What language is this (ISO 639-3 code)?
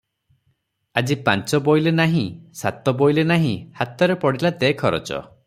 ori